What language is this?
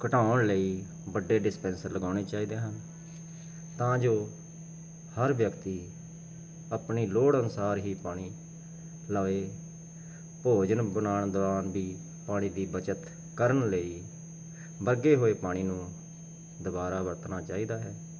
Punjabi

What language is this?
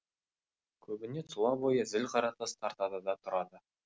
Kazakh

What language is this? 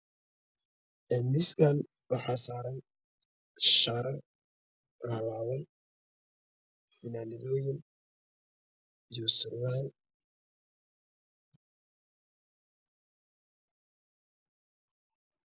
Somali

